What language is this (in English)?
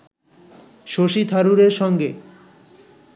Bangla